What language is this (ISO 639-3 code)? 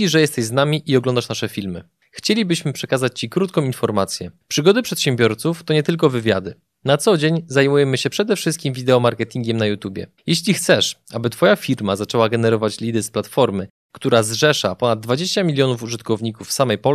pol